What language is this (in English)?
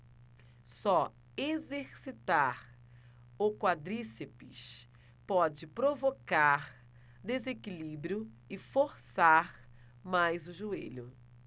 Portuguese